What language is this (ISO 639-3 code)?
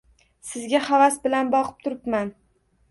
uzb